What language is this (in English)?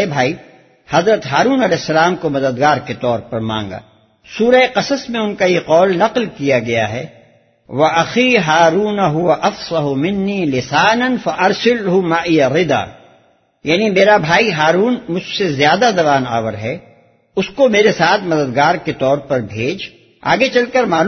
Urdu